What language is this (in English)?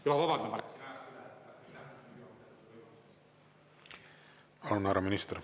Estonian